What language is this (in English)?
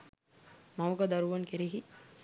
Sinhala